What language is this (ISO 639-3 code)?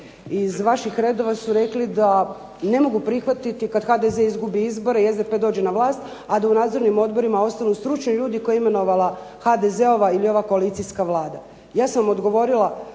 hrv